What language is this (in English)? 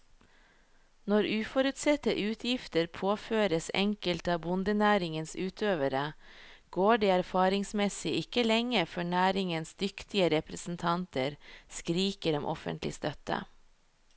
Norwegian